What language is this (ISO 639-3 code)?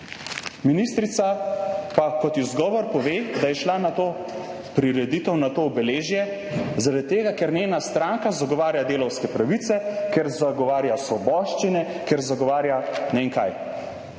slv